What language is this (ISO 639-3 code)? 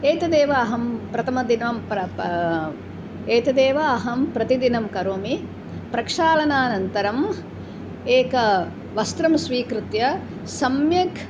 san